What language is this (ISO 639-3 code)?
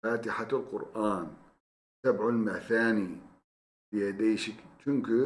tur